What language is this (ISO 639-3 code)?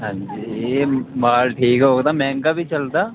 doi